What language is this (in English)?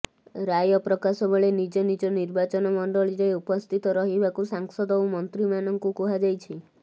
Odia